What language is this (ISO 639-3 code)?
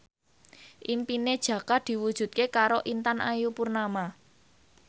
jav